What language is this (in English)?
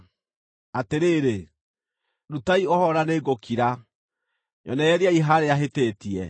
Kikuyu